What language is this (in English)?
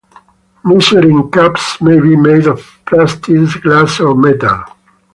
English